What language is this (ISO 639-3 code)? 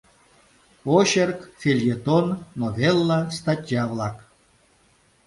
chm